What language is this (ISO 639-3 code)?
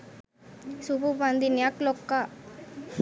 sin